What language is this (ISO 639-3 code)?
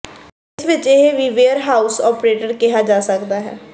pan